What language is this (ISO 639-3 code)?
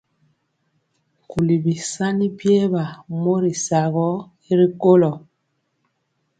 mcx